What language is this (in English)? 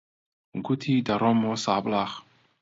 Central Kurdish